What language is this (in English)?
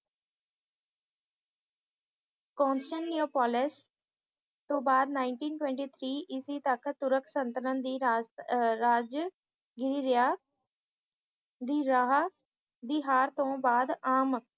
Punjabi